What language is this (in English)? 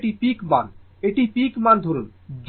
Bangla